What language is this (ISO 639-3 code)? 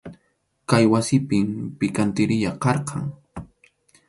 qxu